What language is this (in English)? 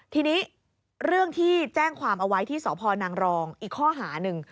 Thai